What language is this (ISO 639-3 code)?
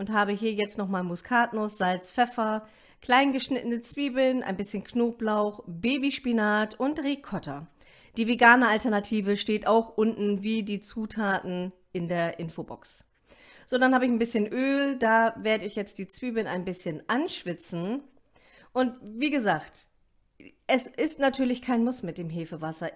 deu